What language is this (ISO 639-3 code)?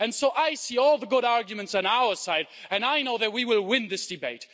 eng